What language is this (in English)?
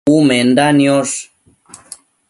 Matsés